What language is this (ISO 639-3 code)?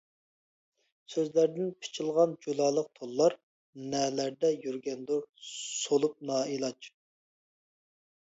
uig